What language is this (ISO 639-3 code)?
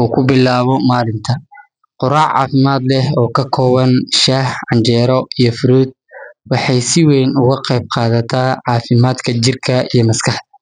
som